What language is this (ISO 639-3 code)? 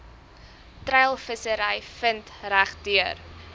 afr